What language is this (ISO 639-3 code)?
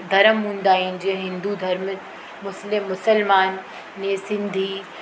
snd